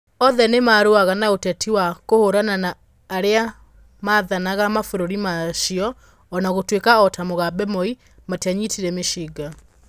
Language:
Kikuyu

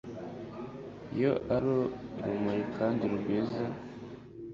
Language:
Kinyarwanda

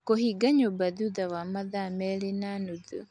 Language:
Kikuyu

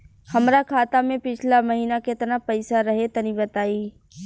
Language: Bhojpuri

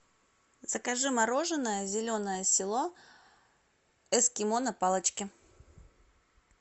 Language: Russian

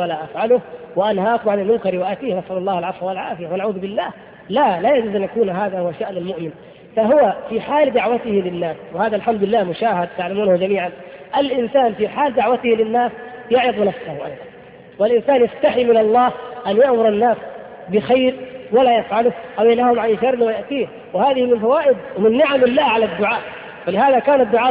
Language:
Arabic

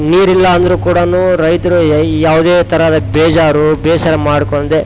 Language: Kannada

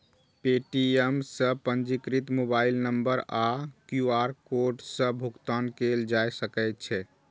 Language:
Maithili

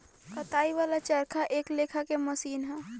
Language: Bhojpuri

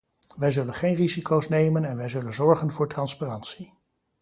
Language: Dutch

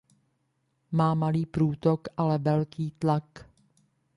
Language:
Czech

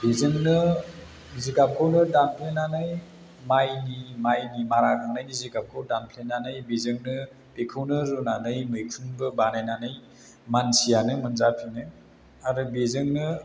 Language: Bodo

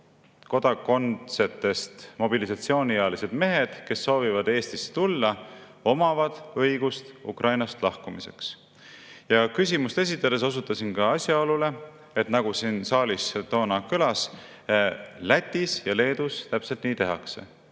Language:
Estonian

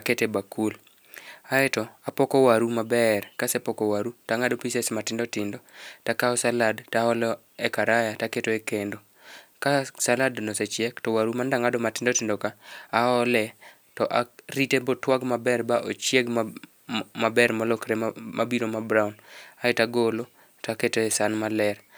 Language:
Luo (Kenya and Tanzania)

